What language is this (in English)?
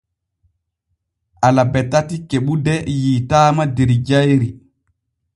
Borgu Fulfulde